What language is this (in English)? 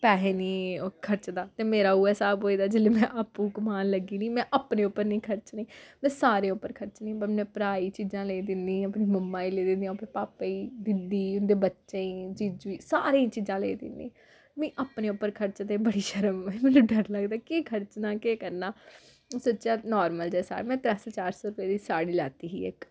Dogri